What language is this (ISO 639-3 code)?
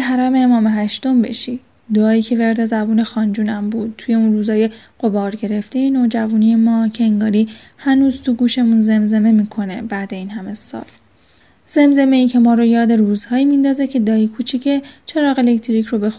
fas